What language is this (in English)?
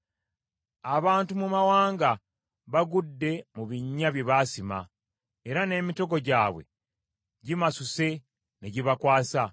Ganda